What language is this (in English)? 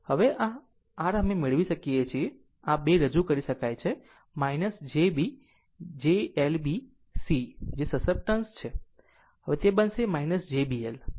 Gujarati